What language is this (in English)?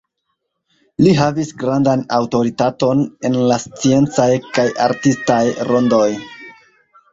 Esperanto